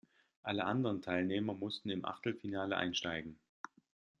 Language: German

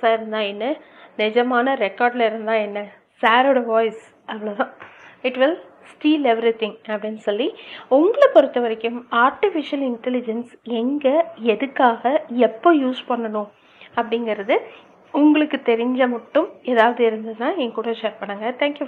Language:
Tamil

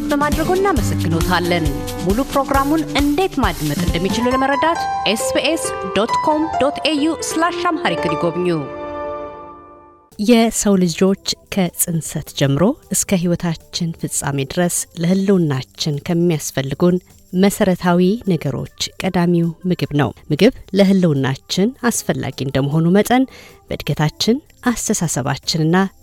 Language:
Amharic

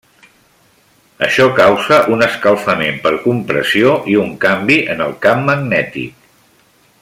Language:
Catalan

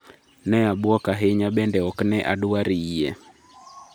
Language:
Luo (Kenya and Tanzania)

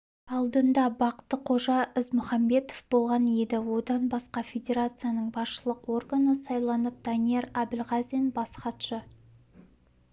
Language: Kazakh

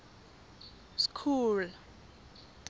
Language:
Tswana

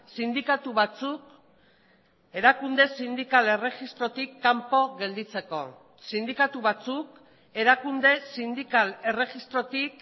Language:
Basque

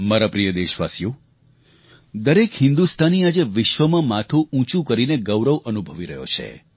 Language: Gujarati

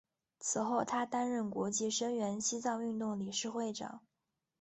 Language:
Chinese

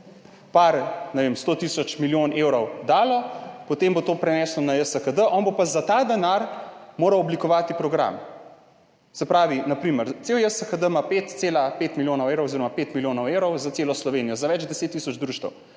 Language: Slovenian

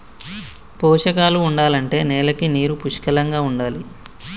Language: Telugu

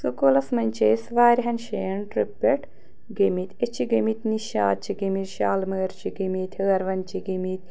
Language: Kashmiri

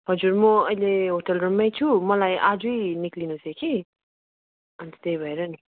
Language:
Nepali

